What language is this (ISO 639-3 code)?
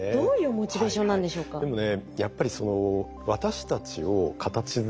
jpn